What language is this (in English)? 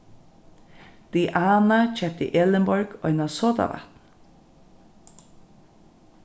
Faroese